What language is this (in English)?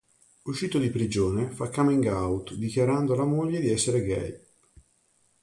Italian